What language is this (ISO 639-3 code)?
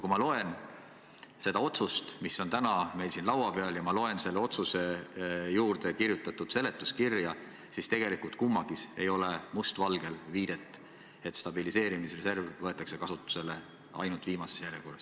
est